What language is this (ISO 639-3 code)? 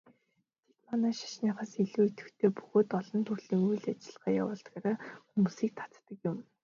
mon